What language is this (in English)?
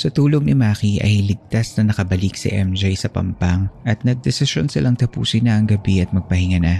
Filipino